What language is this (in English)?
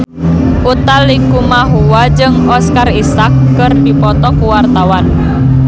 Sundanese